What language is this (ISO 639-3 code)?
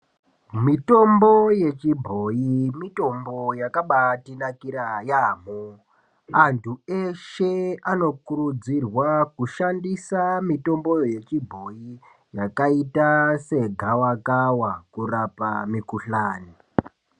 ndc